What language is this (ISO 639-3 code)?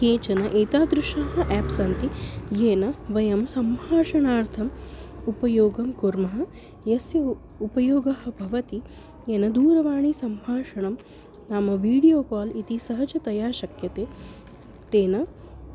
san